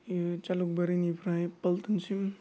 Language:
Bodo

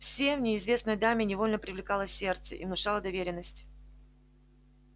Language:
Russian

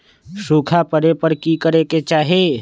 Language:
Magahi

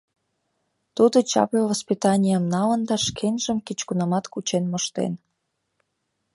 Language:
Mari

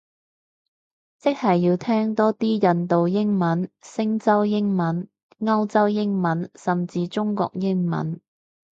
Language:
Cantonese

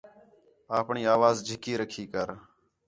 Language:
Khetrani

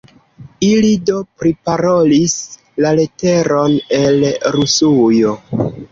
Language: Esperanto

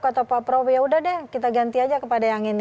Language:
Indonesian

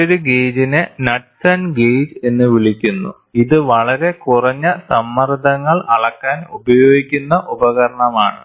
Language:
Malayalam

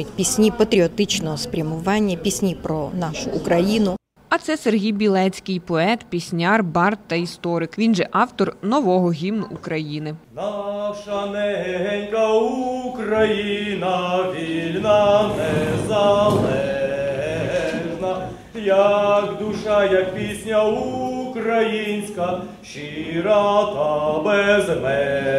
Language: Ukrainian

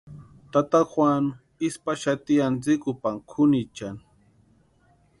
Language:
Western Highland Purepecha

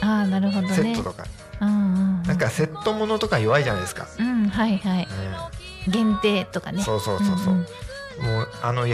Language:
Japanese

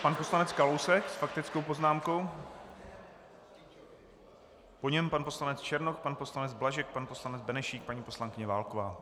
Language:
Czech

